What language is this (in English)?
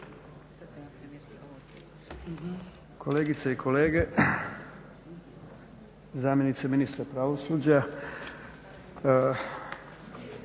Croatian